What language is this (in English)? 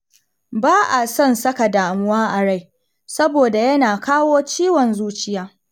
Hausa